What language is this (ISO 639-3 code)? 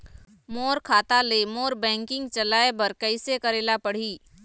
hne